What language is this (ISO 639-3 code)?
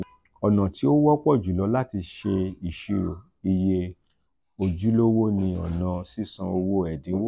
yor